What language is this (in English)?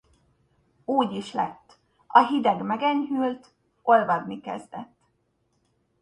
Hungarian